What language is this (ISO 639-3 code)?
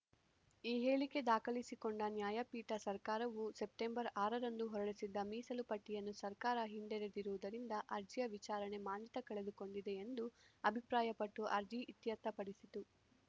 kan